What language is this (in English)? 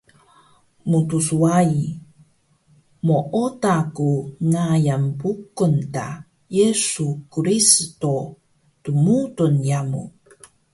Taroko